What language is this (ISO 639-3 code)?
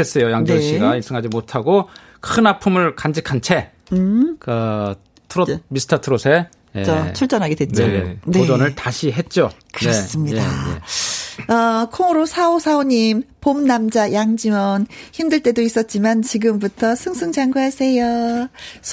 kor